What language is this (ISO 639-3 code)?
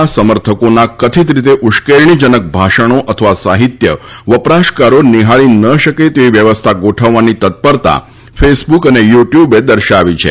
guj